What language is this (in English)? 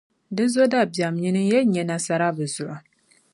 Dagbani